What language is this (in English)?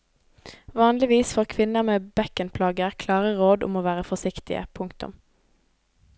Norwegian